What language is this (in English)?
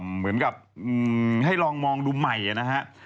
Thai